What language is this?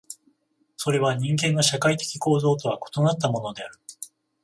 Japanese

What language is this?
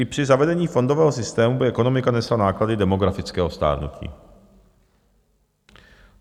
Czech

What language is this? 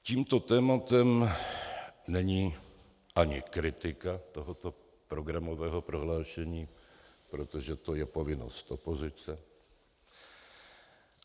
Czech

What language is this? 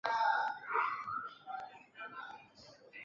Chinese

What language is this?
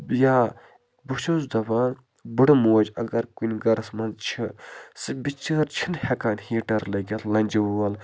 Kashmiri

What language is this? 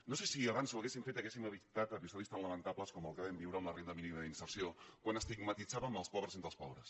Catalan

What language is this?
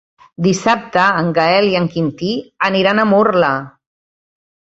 Catalan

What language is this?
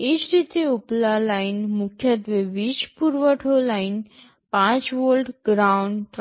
Gujarati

